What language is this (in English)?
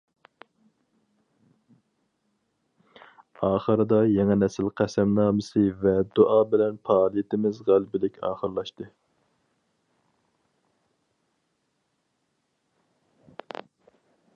Uyghur